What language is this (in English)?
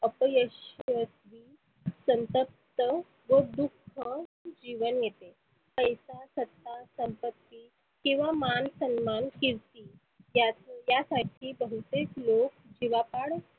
Marathi